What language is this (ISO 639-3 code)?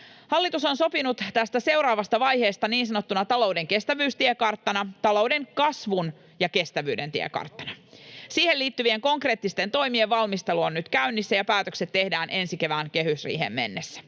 fin